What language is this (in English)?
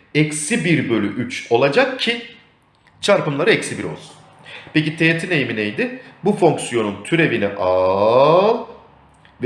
Turkish